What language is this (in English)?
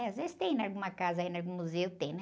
Portuguese